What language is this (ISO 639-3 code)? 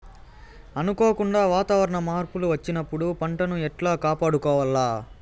tel